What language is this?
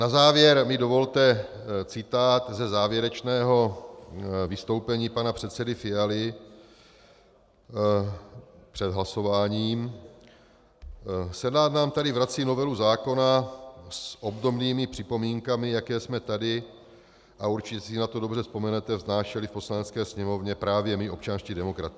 Czech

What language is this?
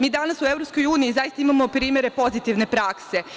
Serbian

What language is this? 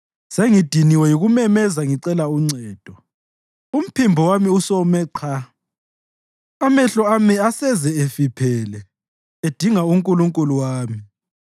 North Ndebele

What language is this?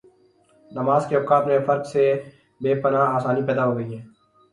Urdu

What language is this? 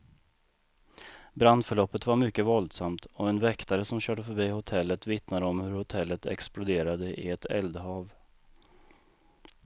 Swedish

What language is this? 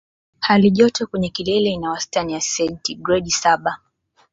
Swahili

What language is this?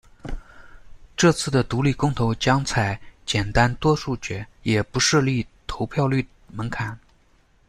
Chinese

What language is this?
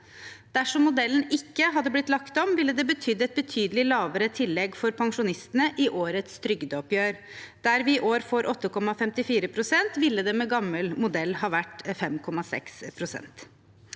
Norwegian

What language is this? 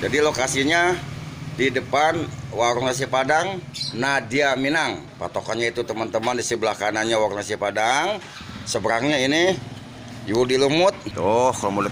Indonesian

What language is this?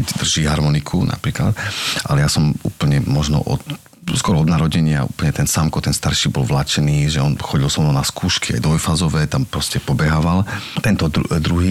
Slovak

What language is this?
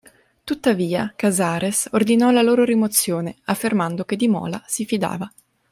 Italian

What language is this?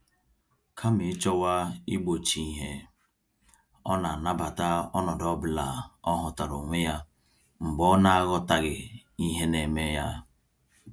Igbo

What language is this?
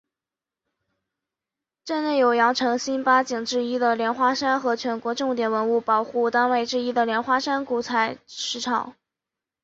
Chinese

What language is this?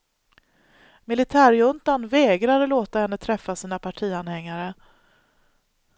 Swedish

